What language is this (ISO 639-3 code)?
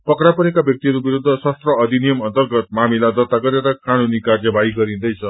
nep